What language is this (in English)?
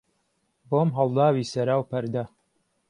Central Kurdish